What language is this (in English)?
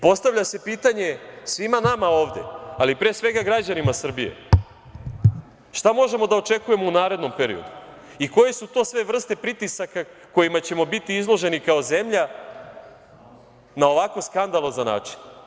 Serbian